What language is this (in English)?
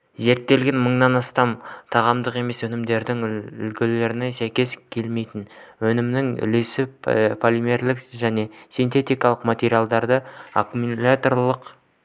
Kazakh